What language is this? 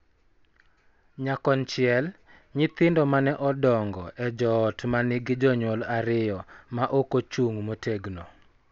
Luo (Kenya and Tanzania)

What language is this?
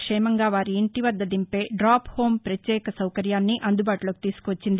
Telugu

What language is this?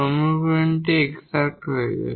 Bangla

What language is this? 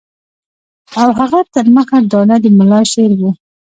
Pashto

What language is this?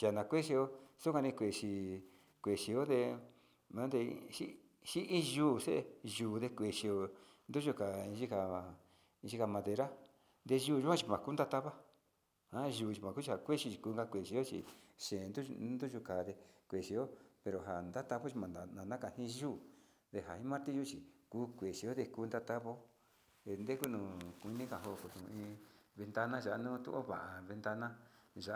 Sinicahua Mixtec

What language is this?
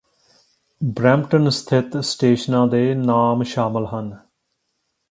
Punjabi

